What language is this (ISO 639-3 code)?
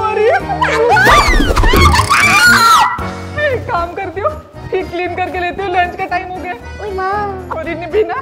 hin